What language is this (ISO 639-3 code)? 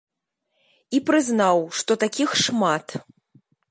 bel